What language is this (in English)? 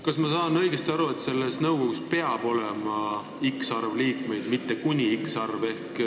Estonian